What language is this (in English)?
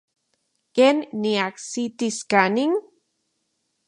Central Puebla Nahuatl